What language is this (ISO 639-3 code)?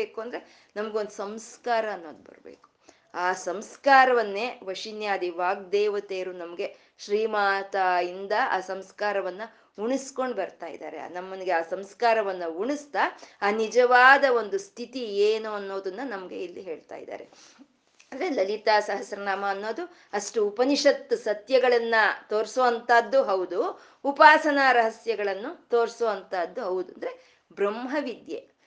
kan